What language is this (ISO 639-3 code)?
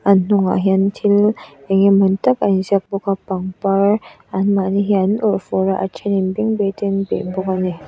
lus